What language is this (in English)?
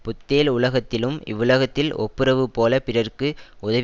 Tamil